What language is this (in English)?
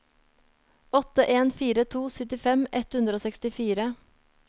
Norwegian